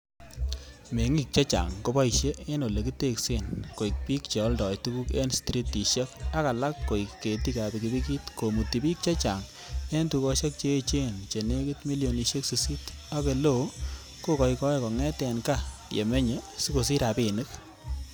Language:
Kalenjin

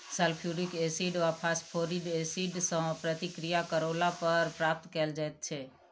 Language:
Maithili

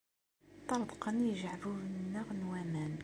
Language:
Kabyle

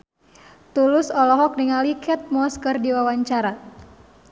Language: Sundanese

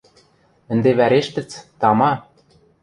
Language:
Western Mari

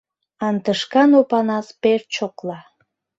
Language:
Mari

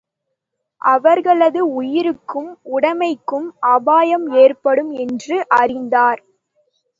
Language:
Tamil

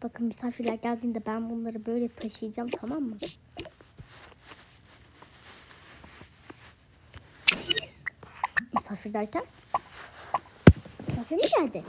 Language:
Turkish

